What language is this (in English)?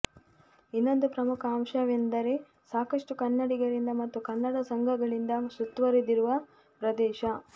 Kannada